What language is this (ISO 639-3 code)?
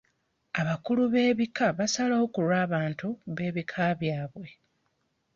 lug